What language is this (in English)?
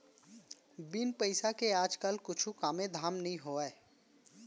Chhattisgarhi